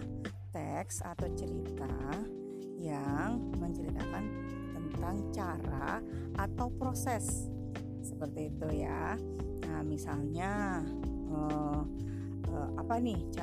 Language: Indonesian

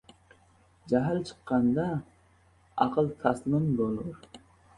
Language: Uzbek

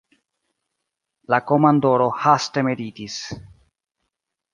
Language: Esperanto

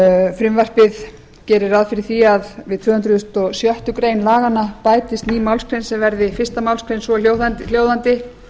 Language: Icelandic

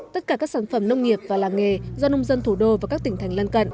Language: Vietnamese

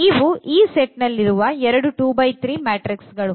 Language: Kannada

